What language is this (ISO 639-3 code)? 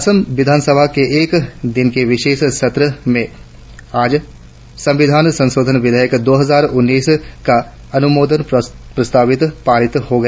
hin